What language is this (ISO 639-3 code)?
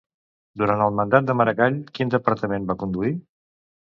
cat